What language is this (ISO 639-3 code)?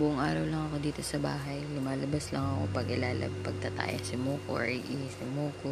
fil